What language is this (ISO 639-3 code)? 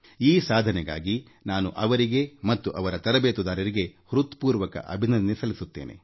kan